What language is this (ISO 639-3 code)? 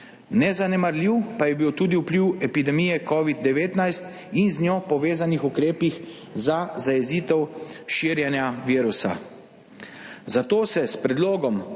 slv